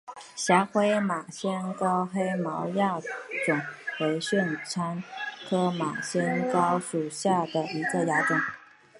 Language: Chinese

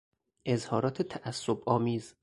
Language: Persian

